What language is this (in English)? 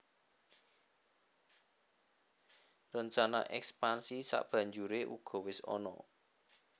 Javanese